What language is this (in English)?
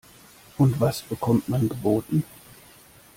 German